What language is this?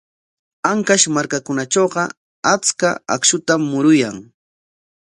Corongo Ancash Quechua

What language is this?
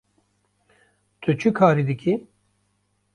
Kurdish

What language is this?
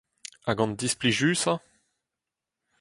Breton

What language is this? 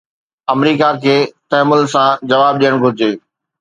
Sindhi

